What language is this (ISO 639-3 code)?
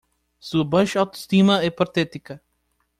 por